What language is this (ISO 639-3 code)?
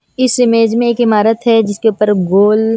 hin